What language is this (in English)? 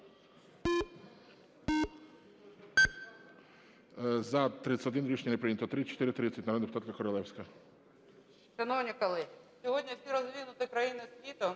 Ukrainian